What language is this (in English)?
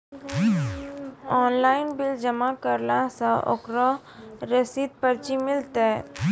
Maithili